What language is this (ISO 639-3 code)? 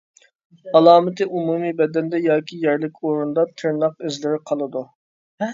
uig